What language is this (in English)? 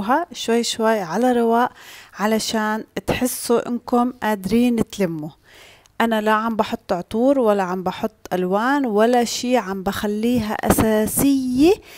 Arabic